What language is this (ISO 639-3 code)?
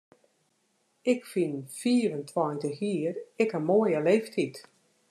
fry